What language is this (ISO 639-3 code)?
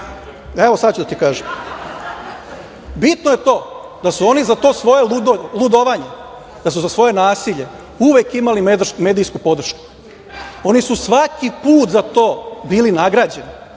srp